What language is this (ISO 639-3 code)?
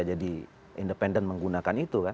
ind